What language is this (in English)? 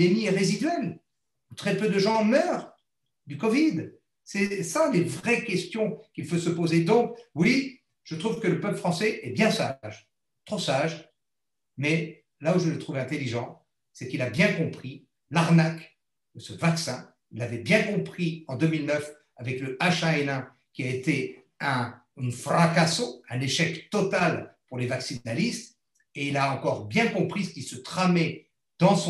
French